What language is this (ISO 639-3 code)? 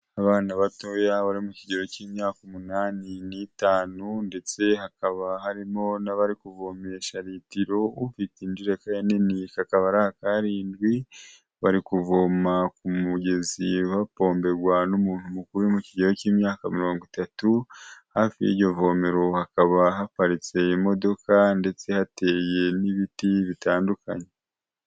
kin